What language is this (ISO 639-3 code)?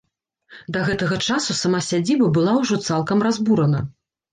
bel